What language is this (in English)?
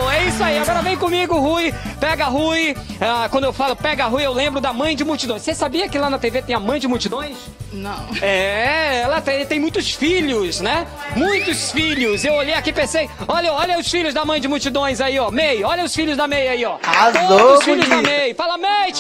Portuguese